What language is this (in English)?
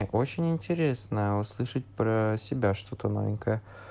Russian